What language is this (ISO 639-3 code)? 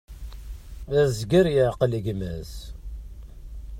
kab